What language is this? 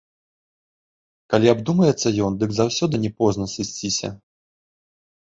Belarusian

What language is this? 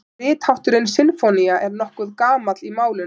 Icelandic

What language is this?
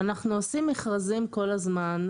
Hebrew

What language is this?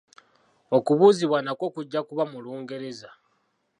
Ganda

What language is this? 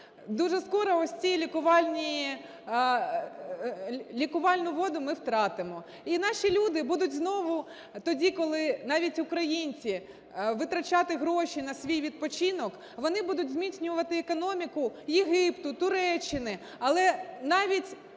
Ukrainian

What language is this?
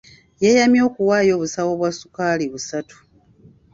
Ganda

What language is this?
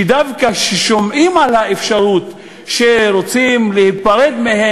Hebrew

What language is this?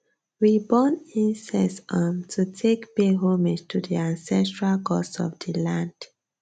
Nigerian Pidgin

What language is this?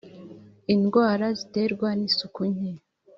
Kinyarwanda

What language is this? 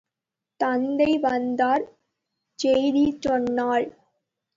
Tamil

